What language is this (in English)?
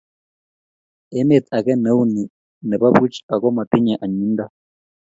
Kalenjin